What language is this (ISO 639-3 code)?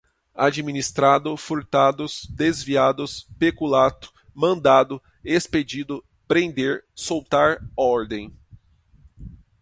por